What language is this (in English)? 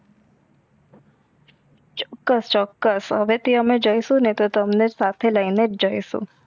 Gujarati